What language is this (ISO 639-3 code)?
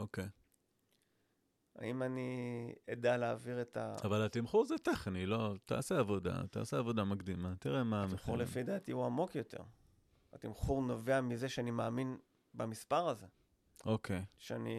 heb